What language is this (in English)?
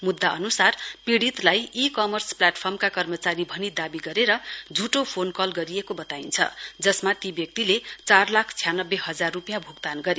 Nepali